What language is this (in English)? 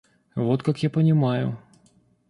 Russian